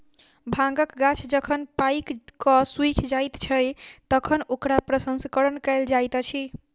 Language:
Maithili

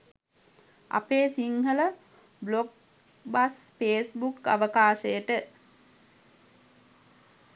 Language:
Sinhala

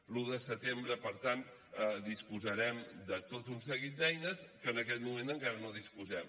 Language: Catalan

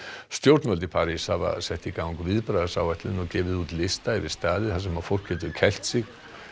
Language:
Icelandic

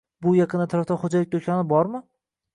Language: Uzbek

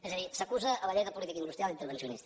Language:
Catalan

